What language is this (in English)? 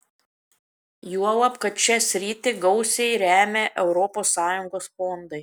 Lithuanian